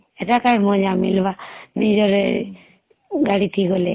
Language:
Odia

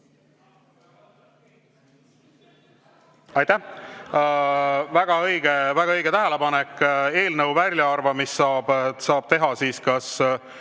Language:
Estonian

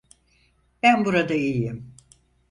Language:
Turkish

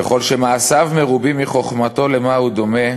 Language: Hebrew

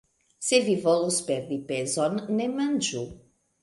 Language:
Esperanto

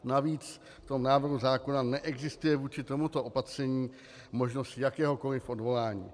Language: Czech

